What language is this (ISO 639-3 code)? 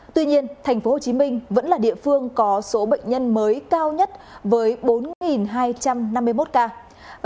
vie